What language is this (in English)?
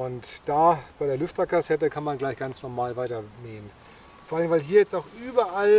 German